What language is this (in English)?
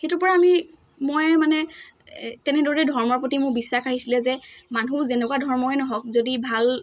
Assamese